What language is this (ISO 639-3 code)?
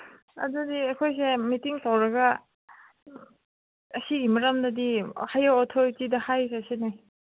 mni